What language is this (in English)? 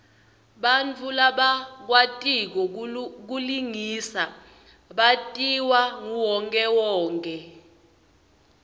Swati